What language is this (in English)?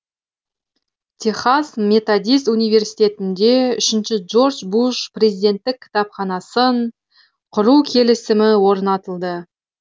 Kazakh